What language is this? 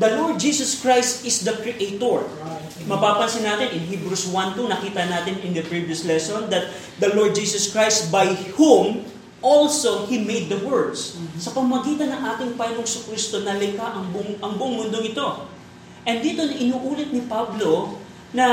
Filipino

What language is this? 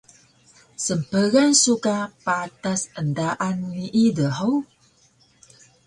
Taroko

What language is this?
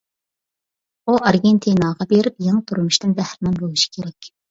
Uyghur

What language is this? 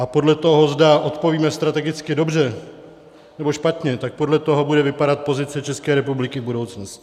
Czech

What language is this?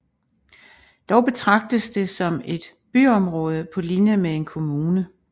Danish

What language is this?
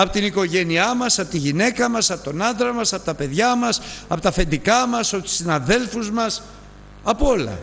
Greek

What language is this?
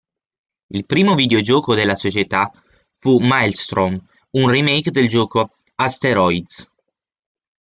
Italian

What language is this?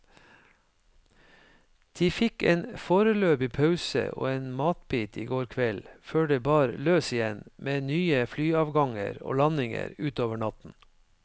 Norwegian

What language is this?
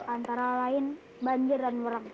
Indonesian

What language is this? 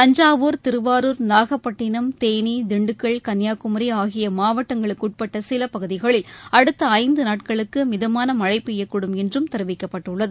Tamil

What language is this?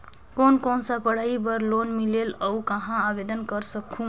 Chhattisgarhi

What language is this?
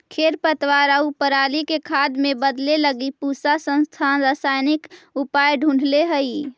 Magahi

